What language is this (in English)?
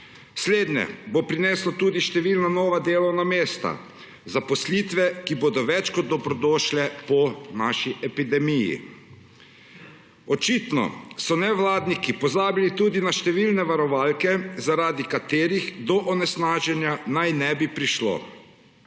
Slovenian